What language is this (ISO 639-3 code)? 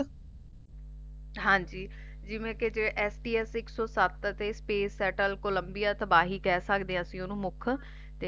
pan